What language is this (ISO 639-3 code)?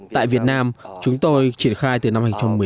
vie